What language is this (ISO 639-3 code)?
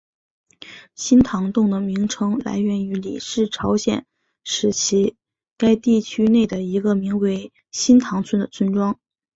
zho